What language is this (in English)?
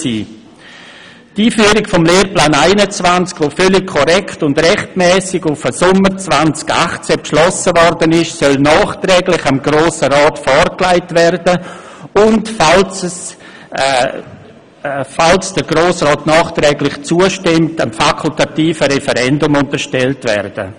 Swiss German